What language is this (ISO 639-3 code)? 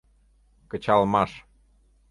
chm